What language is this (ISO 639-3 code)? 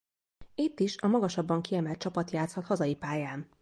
hun